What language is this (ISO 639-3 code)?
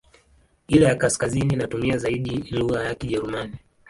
swa